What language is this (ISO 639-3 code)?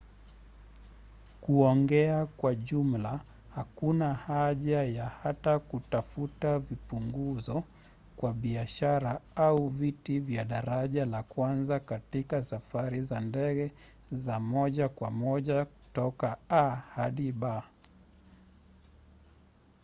swa